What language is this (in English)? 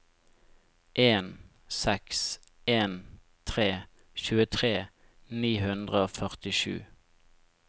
Norwegian